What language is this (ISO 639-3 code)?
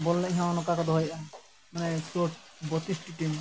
sat